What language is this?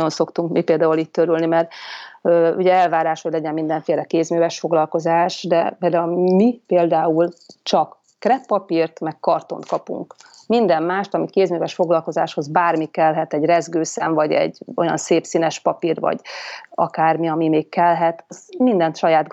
Hungarian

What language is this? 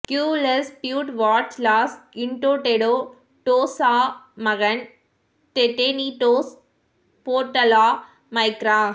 Tamil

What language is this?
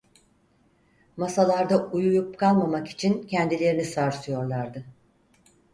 Turkish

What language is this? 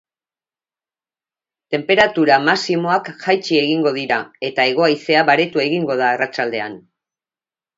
Basque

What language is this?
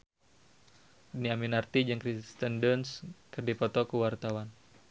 Sundanese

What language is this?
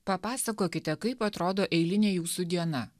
Lithuanian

